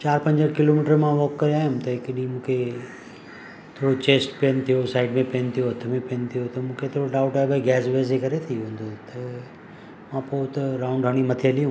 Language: Sindhi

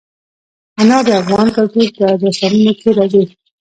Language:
Pashto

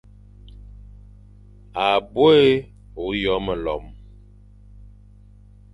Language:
Fang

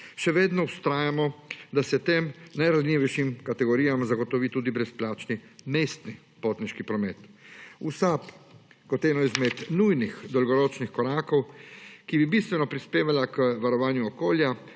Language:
Slovenian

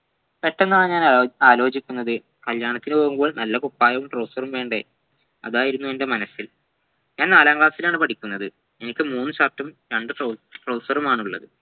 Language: Malayalam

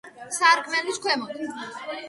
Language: Georgian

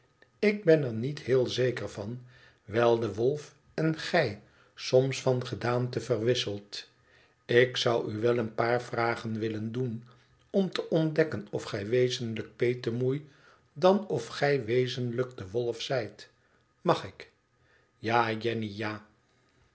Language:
Dutch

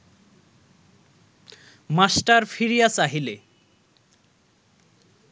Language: Bangla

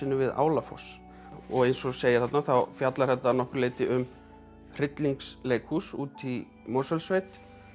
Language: Icelandic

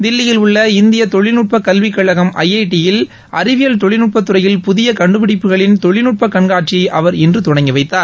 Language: Tamil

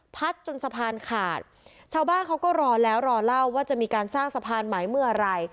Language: Thai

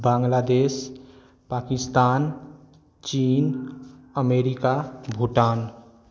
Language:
Maithili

